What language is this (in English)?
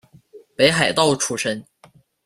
Chinese